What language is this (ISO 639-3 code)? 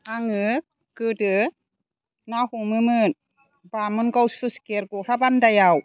brx